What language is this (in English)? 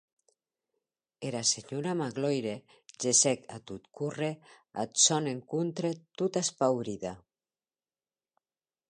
Occitan